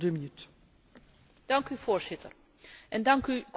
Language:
Dutch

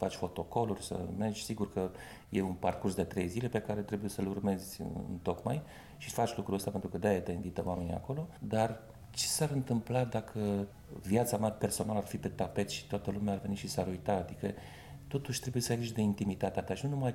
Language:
Romanian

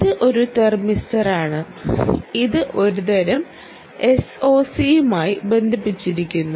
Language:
Malayalam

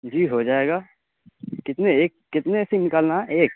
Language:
Urdu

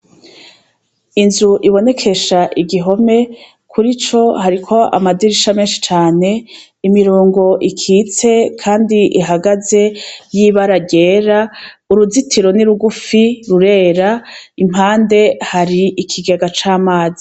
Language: Rundi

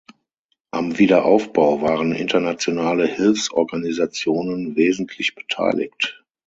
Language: German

